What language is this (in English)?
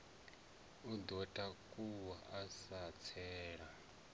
Venda